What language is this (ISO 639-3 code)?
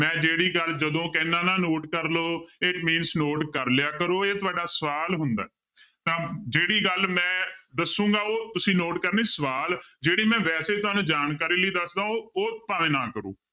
pan